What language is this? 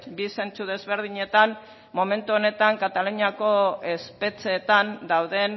Basque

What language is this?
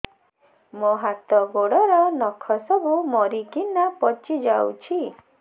Odia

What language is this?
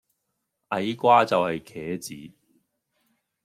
Cantonese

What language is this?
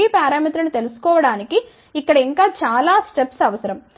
Telugu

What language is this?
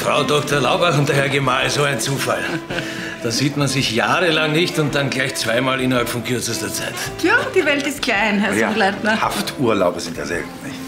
German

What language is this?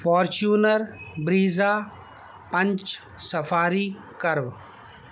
Urdu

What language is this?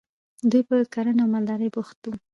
Pashto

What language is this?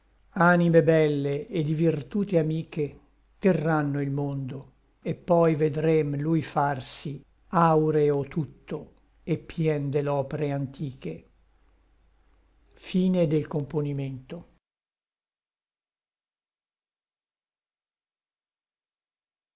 Italian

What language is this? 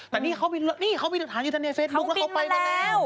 Thai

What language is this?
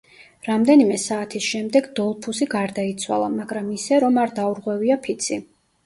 Georgian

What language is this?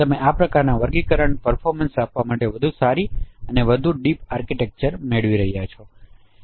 Gujarati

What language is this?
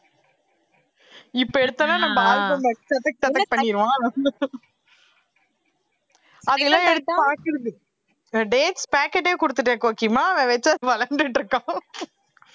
Tamil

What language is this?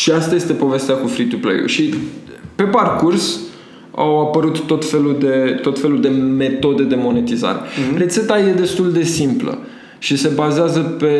Romanian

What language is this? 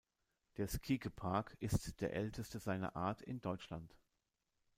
German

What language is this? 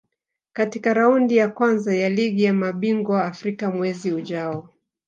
Swahili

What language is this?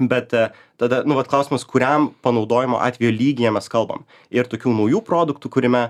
Lithuanian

